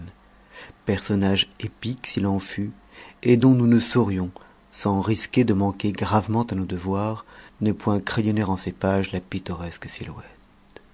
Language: French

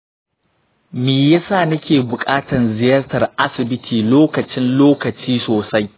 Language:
Hausa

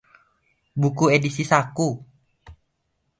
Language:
Indonesian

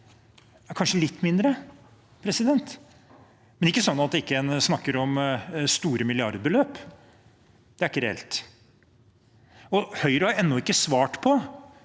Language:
Norwegian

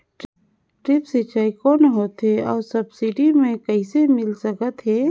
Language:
Chhattisgarhi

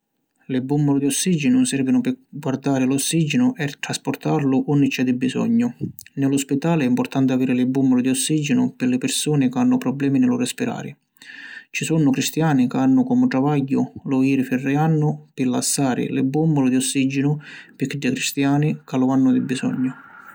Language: Sicilian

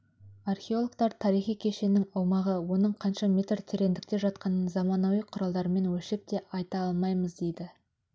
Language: Kazakh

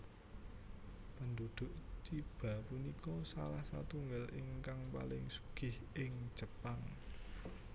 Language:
Javanese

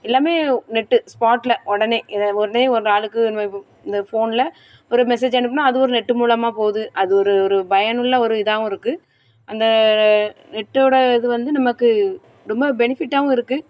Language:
Tamil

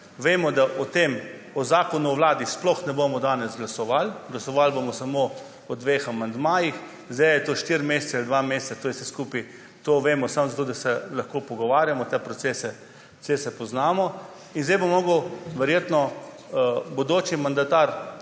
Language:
Slovenian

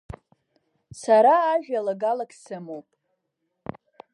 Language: Abkhazian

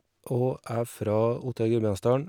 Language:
Norwegian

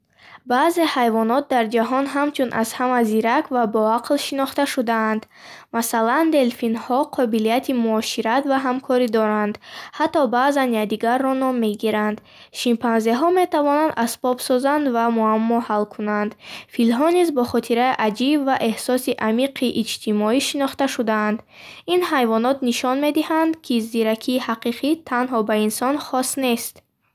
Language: Bukharic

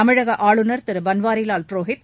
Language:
Tamil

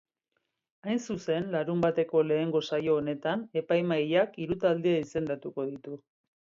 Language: Basque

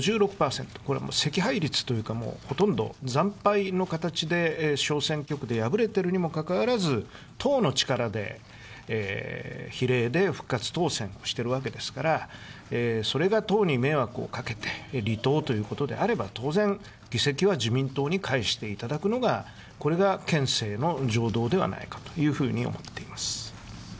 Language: Japanese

